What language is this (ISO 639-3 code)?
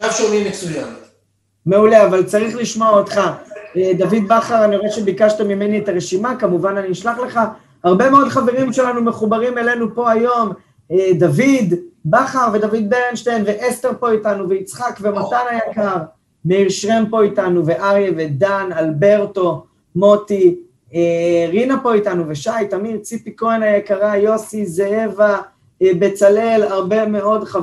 heb